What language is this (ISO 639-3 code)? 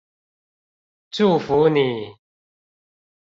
zho